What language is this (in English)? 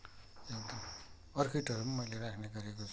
Nepali